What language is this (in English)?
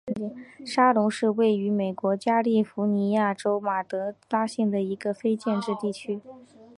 Chinese